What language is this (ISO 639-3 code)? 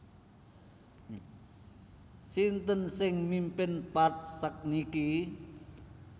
jav